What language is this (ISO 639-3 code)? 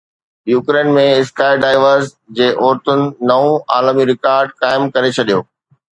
snd